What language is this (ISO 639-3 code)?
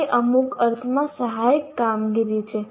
guj